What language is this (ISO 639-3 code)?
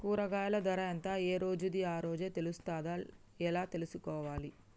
tel